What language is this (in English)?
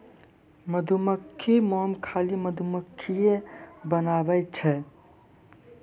Maithili